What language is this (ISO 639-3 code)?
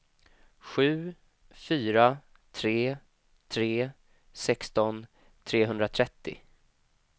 swe